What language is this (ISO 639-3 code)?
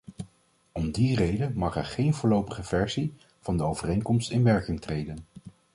nld